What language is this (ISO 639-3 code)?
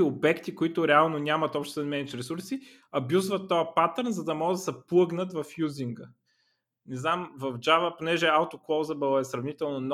bul